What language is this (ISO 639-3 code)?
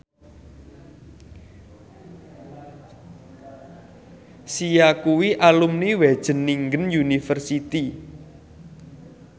jav